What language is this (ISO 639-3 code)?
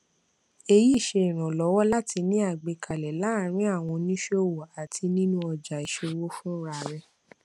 yor